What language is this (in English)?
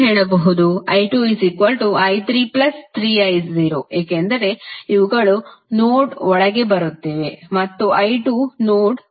Kannada